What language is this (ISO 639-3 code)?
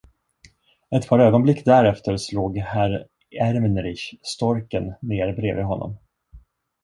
swe